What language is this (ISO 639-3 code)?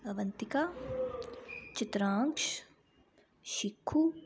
doi